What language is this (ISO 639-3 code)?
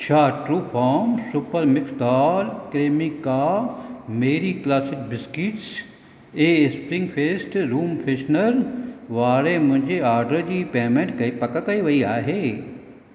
snd